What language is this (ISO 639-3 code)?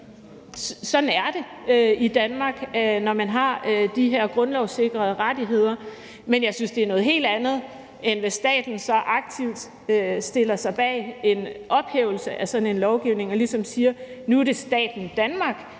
dan